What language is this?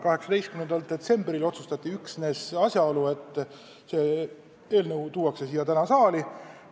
Estonian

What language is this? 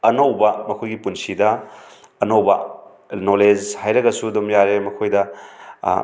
Manipuri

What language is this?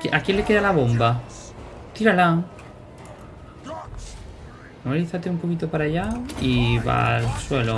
Spanish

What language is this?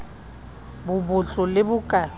Southern Sotho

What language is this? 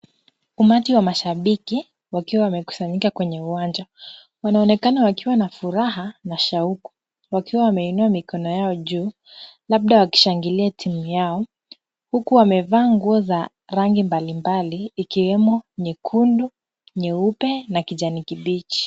Swahili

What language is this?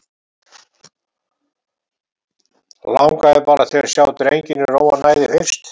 Icelandic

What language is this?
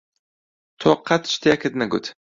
Central Kurdish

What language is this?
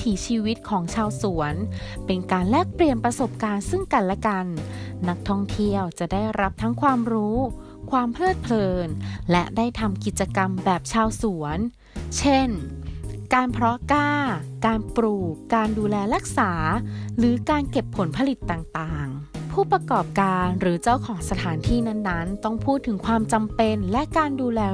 Thai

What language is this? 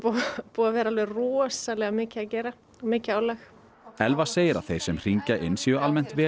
Icelandic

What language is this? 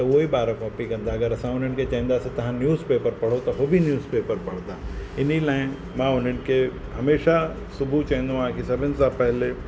Sindhi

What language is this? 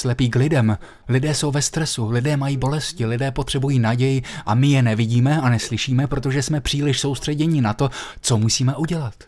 Czech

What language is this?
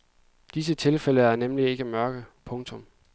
Danish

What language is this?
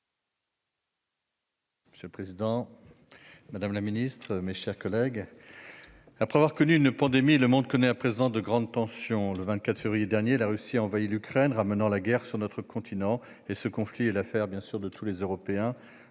French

